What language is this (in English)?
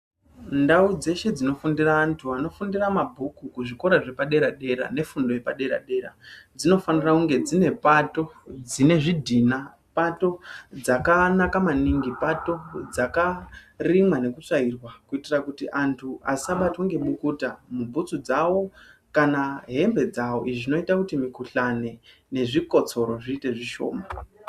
Ndau